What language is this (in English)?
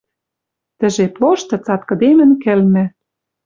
Western Mari